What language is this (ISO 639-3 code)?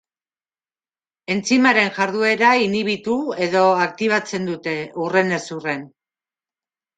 eus